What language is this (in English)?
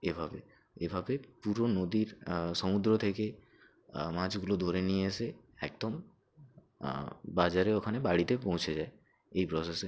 Bangla